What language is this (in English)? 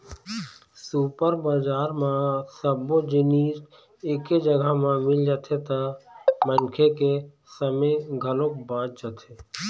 Chhattisgarhi